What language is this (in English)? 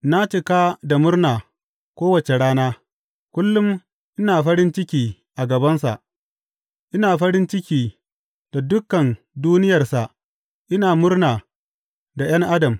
Hausa